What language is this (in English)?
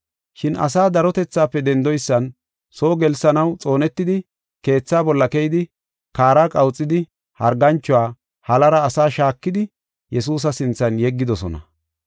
Gofa